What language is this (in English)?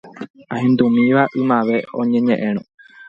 Guarani